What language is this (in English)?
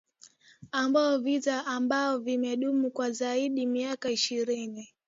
Swahili